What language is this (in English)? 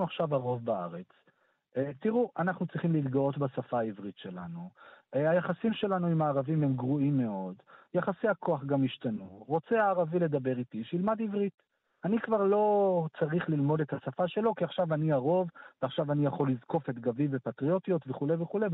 Hebrew